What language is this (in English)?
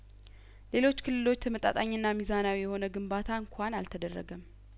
Amharic